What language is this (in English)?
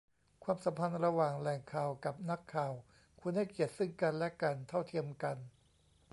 Thai